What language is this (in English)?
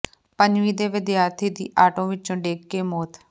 Punjabi